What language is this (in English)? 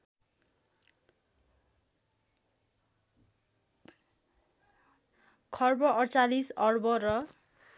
Nepali